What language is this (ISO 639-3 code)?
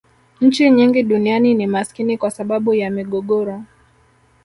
swa